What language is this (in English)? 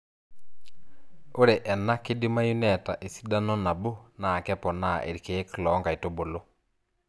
Masai